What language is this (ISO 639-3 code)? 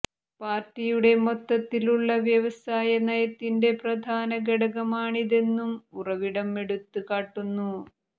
mal